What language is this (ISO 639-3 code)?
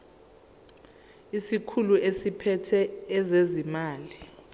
zul